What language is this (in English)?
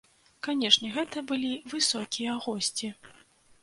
Belarusian